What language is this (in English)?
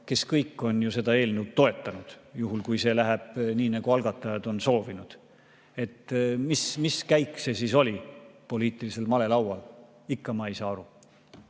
Estonian